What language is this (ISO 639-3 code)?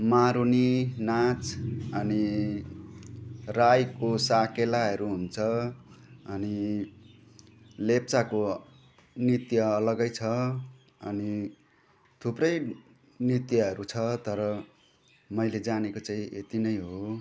nep